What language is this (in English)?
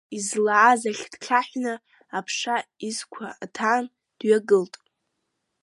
Abkhazian